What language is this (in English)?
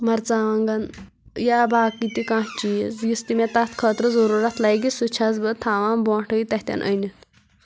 Kashmiri